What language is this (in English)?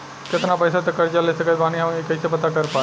Bhojpuri